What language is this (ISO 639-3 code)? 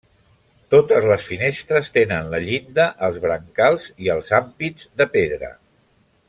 cat